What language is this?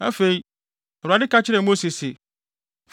Akan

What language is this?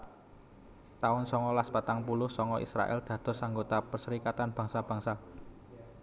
Javanese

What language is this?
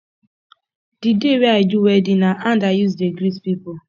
Nigerian Pidgin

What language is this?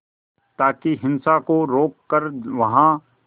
Hindi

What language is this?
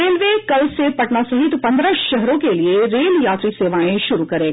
Hindi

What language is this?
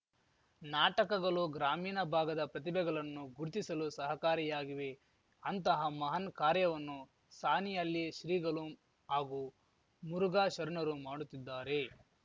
Kannada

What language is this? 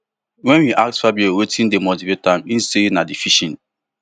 Nigerian Pidgin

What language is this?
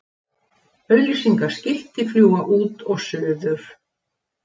Icelandic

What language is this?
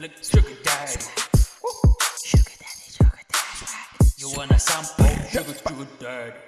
Arabic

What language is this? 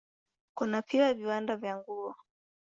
Swahili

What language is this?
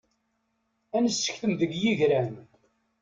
Kabyle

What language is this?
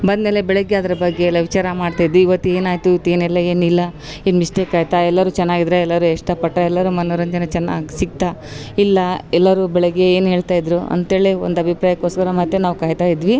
Kannada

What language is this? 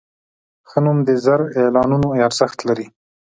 Pashto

